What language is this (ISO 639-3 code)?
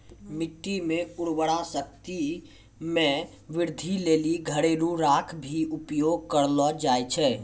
mai